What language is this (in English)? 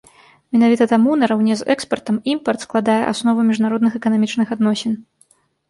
Belarusian